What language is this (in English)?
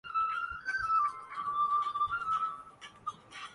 Urdu